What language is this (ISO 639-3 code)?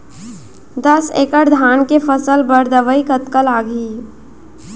hne